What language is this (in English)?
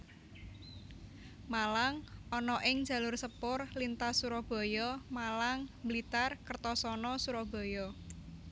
Javanese